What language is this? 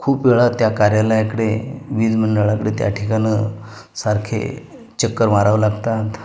Marathi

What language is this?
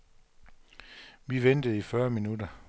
Danish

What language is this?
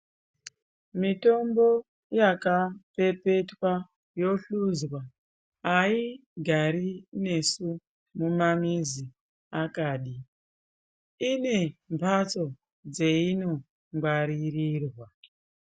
Ndau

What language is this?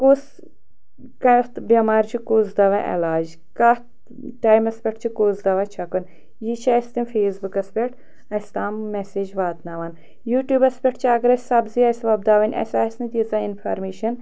Kashmiri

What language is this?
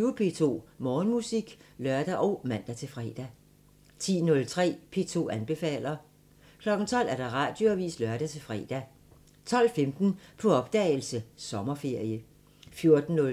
Danish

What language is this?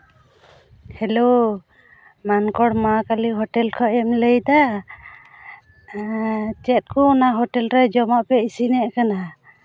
Santali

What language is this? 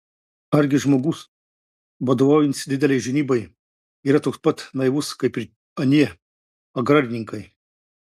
Lithuanian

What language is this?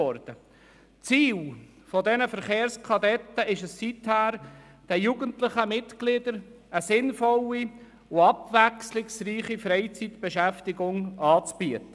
Swiss German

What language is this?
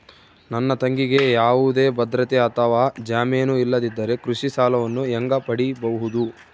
Kannada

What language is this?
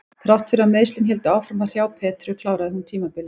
Icelandic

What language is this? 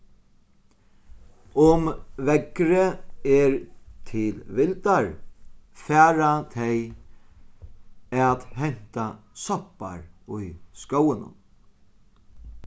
Faroese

